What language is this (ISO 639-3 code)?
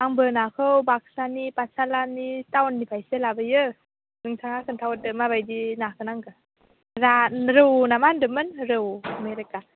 brx